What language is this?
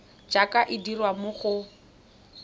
Tswana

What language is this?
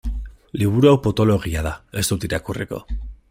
Basque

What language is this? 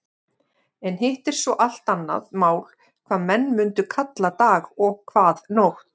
Icelandic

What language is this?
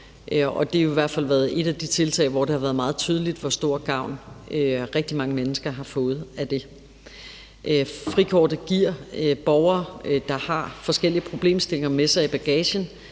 Danish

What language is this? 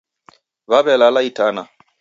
Taita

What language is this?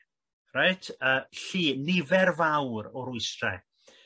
Welsh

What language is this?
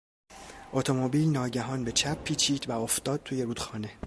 Persian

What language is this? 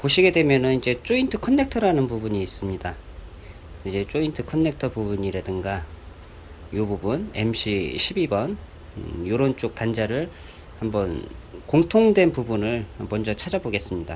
Korean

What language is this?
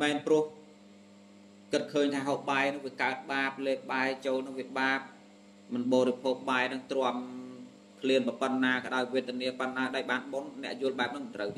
Vietnamese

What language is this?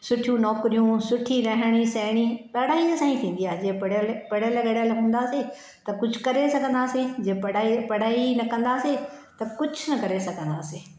Sindhi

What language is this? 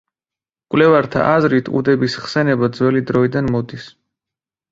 Georgian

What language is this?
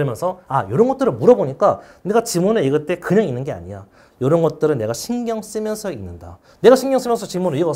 Korean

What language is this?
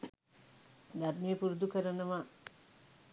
Sinhala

